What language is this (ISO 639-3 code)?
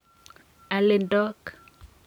kln